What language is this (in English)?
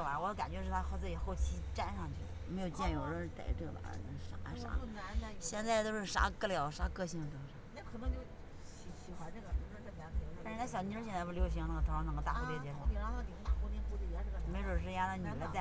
Chinese